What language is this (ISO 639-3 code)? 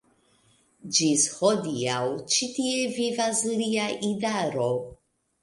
epo